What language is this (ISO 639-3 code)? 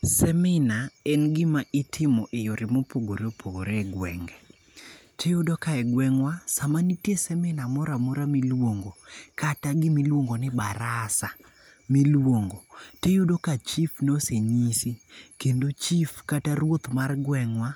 luo